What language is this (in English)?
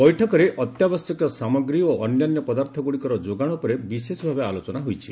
Odia